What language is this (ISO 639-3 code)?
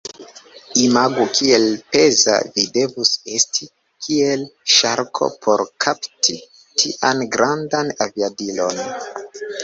epo